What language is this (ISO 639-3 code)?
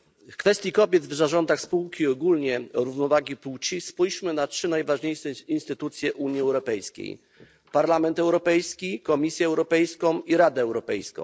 pol